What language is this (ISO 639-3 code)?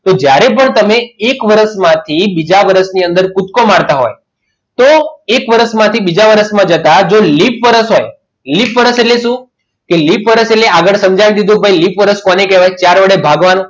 guj